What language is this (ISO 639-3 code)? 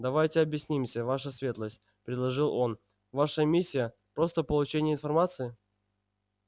rus